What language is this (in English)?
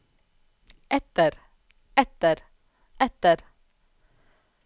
Norwegian